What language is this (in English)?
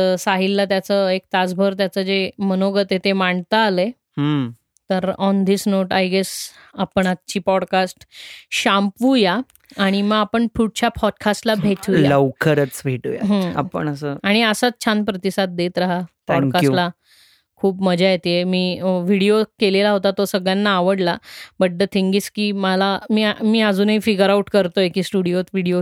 Marathi